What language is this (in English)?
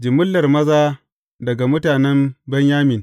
Hausa